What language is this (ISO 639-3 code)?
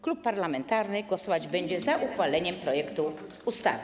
pol